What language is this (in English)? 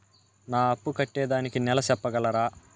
Telugu